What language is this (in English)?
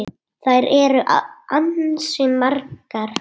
Icelandic